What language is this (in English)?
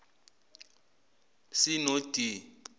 Zulu